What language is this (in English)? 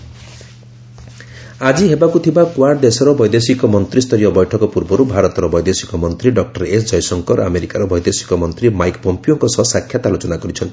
Odia